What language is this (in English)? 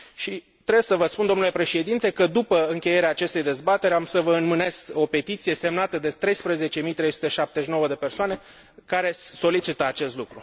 Romanian